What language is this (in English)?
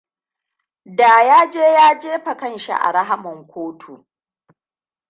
Hausa